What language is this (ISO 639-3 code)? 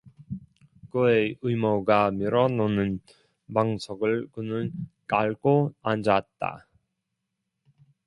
kor